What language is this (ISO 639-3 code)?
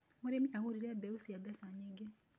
kik